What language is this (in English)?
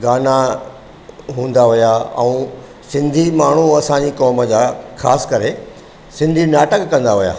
Sindhi